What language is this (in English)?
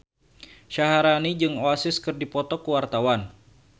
Sundanese